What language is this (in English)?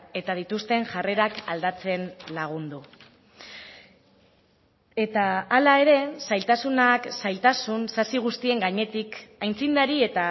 Basque